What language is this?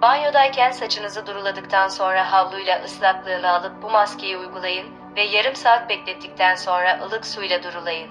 Turkish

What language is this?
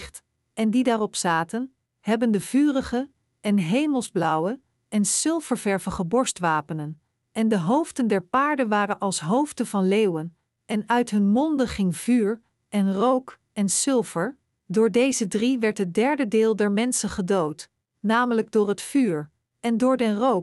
Dutch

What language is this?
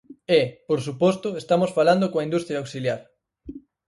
Galician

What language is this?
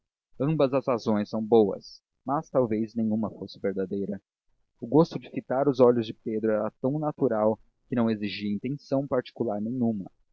Portuguese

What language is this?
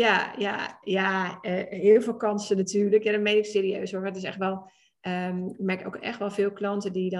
Dutch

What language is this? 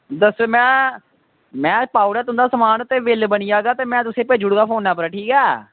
Dogri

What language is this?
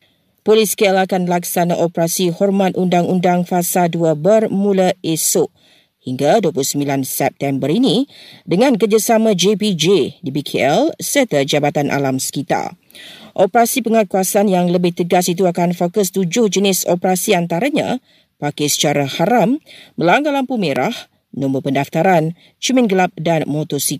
Malay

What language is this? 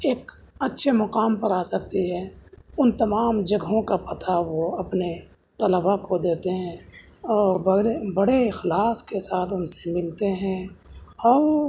Urdu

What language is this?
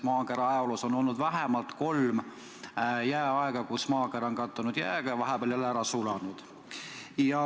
Estonian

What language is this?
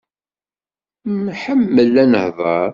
Kabyle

